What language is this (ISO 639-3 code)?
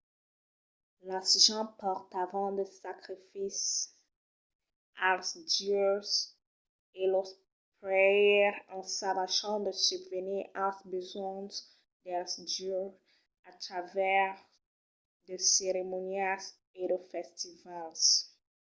oci